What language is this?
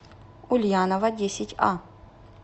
Russian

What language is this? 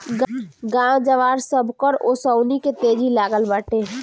Bhojpuri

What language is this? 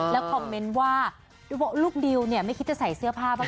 Thai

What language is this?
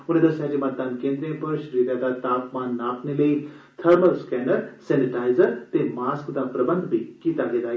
Dogri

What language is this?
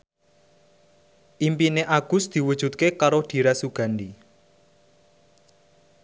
Javanese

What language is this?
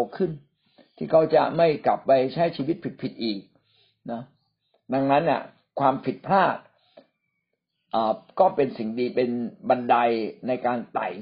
Thai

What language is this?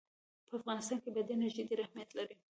Pashto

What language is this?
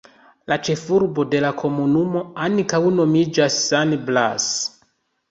Esperanto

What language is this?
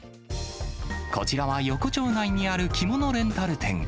Japanese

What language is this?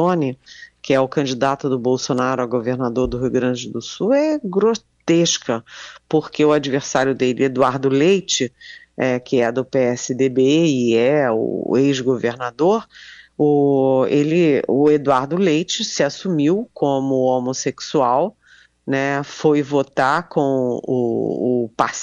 Portuguese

